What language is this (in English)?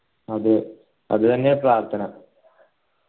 Malayalam